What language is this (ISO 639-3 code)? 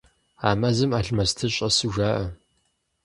kbd